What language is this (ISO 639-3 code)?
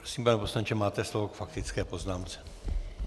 ces